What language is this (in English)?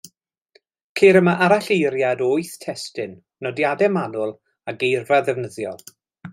Welsh